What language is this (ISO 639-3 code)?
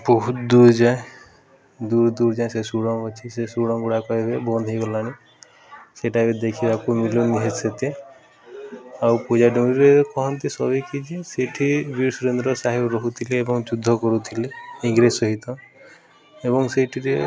ori